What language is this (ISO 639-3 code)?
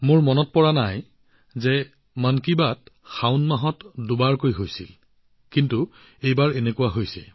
asm